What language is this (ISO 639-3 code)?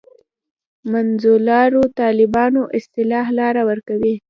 pus